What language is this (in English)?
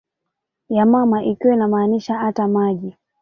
Swahili